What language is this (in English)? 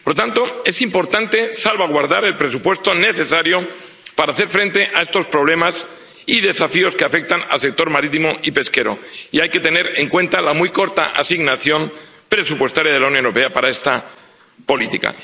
Spanish